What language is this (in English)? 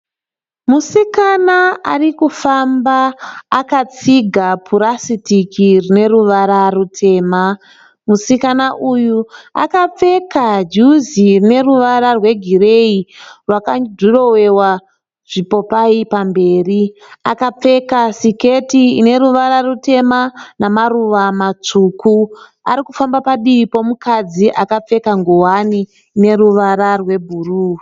Shona